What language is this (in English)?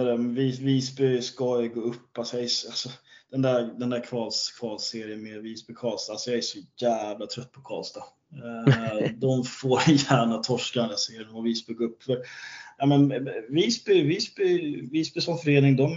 Swedish